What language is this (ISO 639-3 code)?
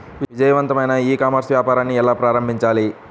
tel